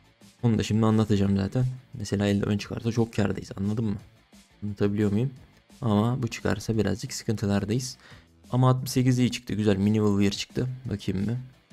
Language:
Turkish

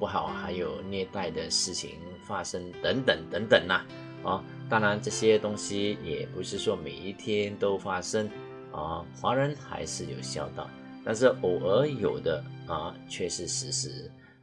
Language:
Chinese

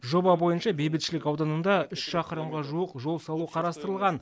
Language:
Kazakh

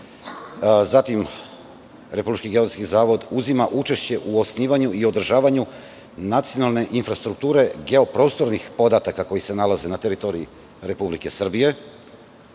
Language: Serbian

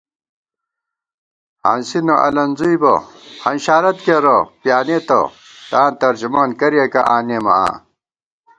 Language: Gawar-Bati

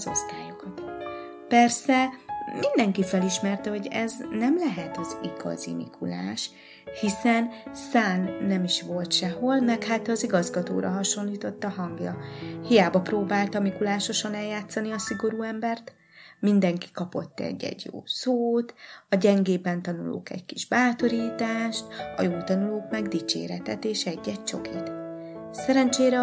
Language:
Hungarian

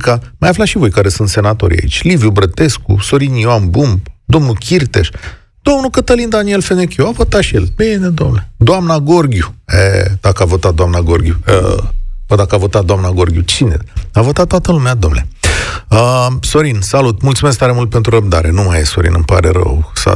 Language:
Romanian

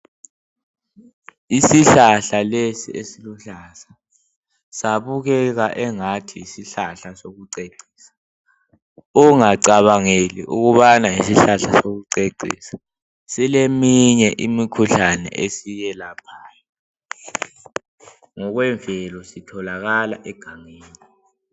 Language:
North Ndebele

